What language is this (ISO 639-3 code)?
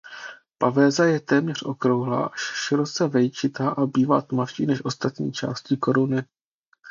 ces